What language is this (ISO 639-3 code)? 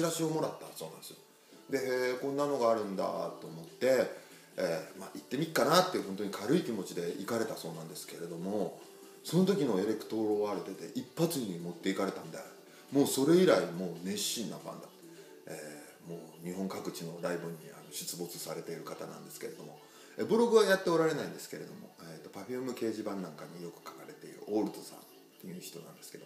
jpn